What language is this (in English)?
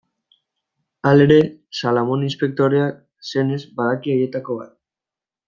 Basque